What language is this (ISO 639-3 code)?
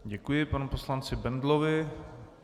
ces